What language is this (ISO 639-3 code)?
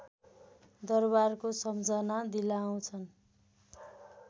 nep